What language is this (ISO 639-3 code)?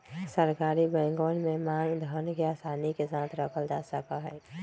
mag